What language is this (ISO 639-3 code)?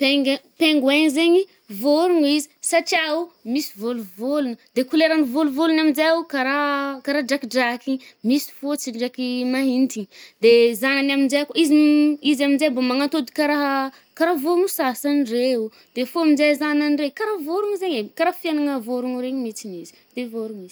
bmm